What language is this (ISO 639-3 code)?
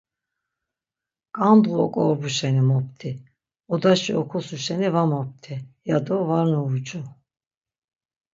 lzz